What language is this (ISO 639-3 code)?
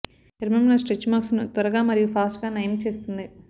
tel